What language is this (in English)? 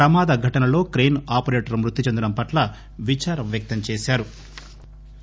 Telugu